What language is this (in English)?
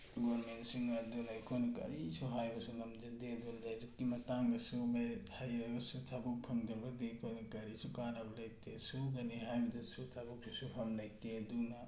Manipuri